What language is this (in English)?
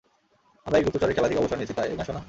Bangla